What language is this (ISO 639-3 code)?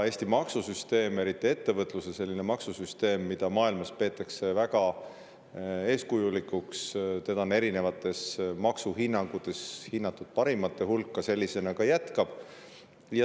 est